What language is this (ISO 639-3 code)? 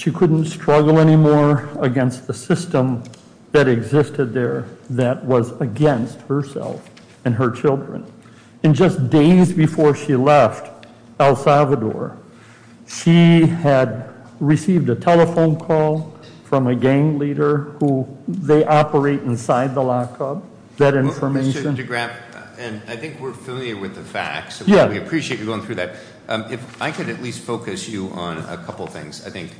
eng